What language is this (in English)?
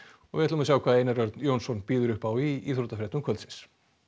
Icelandic